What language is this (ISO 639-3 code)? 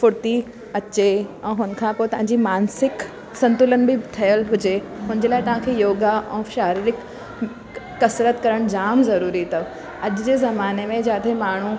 snd